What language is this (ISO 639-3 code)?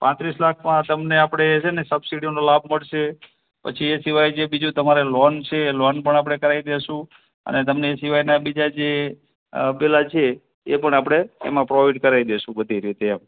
guj